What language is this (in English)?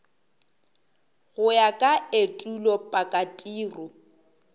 Northern Sotho